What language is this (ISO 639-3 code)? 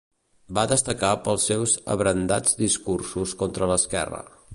cat